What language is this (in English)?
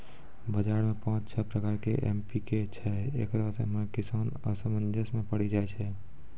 Maithili